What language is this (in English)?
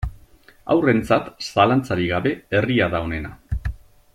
Basque